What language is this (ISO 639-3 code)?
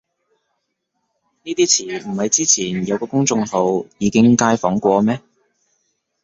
yue